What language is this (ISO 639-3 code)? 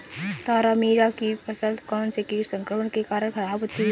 hin